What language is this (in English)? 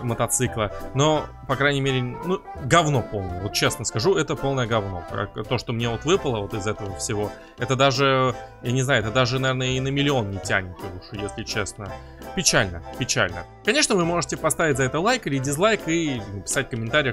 Russian